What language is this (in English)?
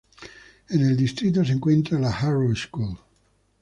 Spanish